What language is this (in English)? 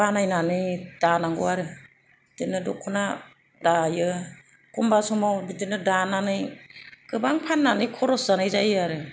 Bodo